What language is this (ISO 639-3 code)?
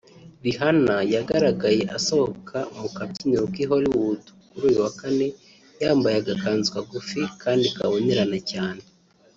kin